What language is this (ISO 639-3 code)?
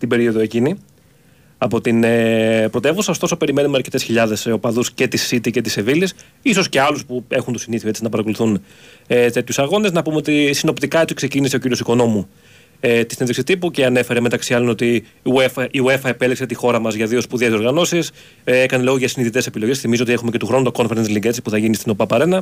ell